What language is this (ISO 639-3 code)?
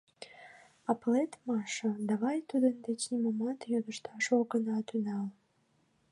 chm